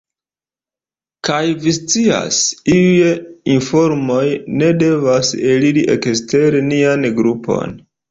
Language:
Esperanto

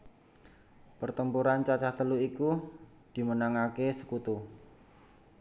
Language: Javanese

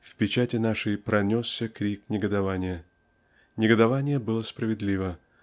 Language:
Russian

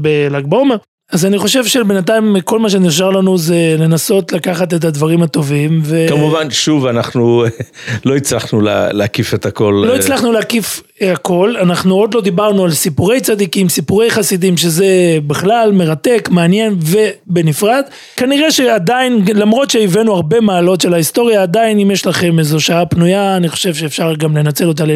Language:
Hebrew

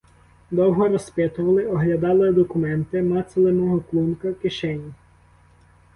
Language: Ukrainian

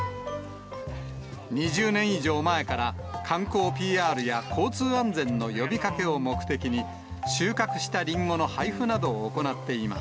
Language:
Japanese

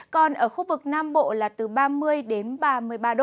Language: Vietnamese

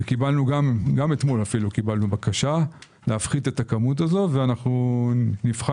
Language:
Hebrew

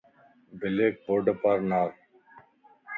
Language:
Lasi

